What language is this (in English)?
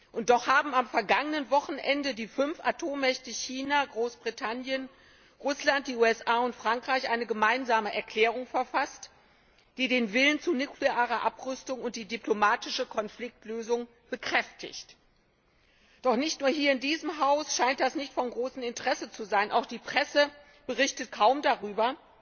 German